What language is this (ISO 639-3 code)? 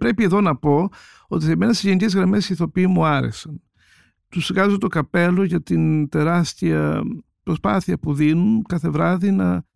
ell